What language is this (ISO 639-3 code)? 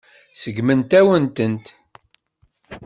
kab